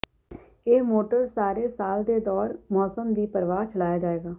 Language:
Punjabi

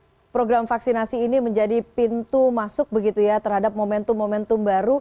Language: Indonesian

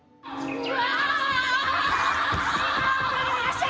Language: Japanese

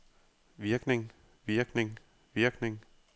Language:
Danish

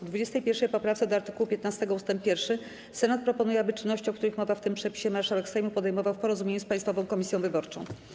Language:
Polish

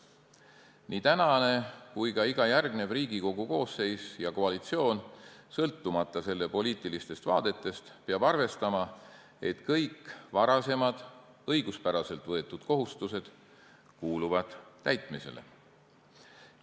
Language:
Estonian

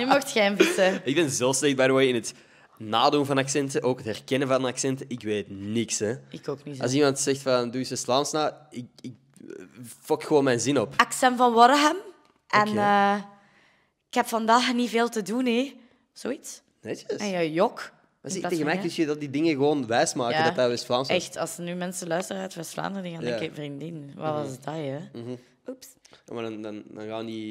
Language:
Dutch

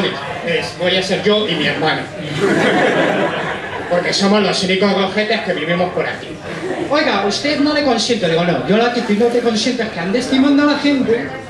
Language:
Spanish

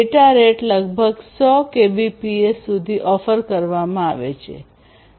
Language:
Gujarati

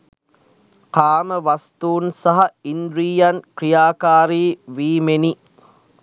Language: Sinhala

